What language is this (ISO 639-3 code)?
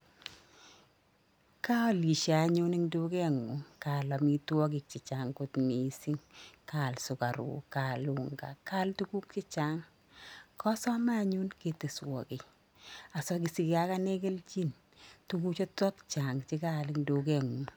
kln